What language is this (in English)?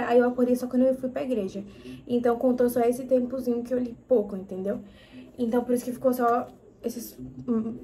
Portuguese